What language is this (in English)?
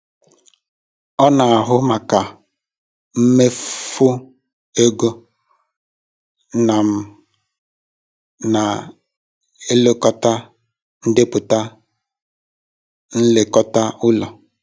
Igbo